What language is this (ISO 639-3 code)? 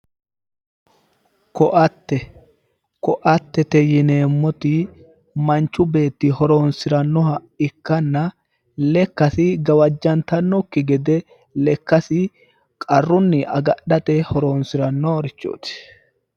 sid